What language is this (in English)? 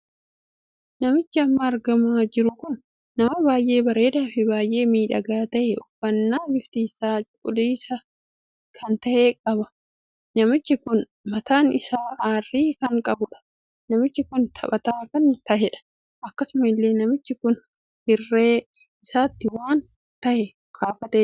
Oromo